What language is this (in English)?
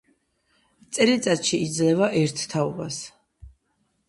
Georgian